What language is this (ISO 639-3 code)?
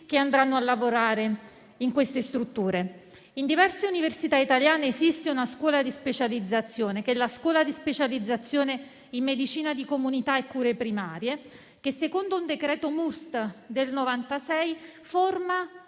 ita